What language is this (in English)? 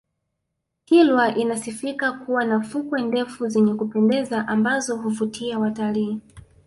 Swahili